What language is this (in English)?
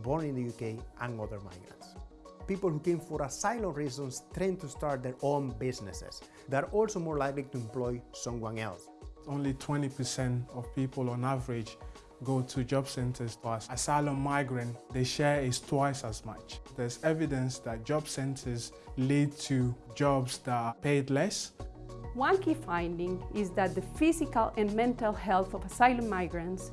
English